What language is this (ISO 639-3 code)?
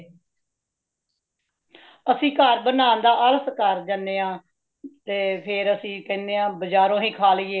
pan